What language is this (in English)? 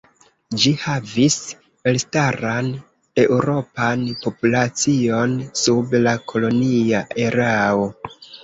Esperanto